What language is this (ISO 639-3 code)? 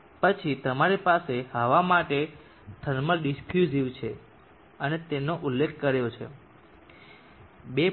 guj